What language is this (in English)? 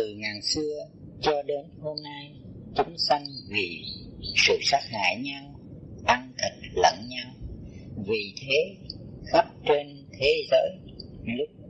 Vietnamese